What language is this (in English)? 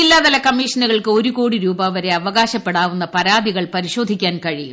Malayalam